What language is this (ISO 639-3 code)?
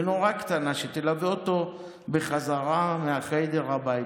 heb